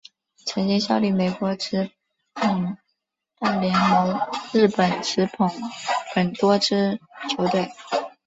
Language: Chinese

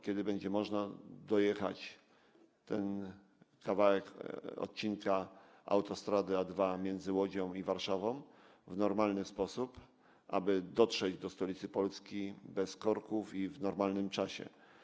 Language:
Polish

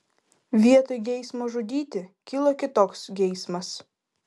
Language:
Lithuanian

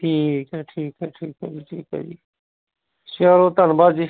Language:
Punjabi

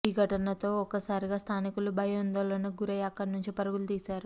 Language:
Telugu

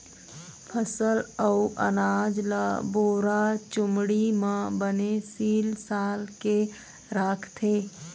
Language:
Chhattisgarhi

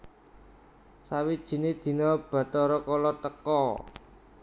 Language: Javanese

